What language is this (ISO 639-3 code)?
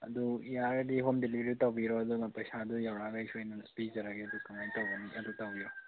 mni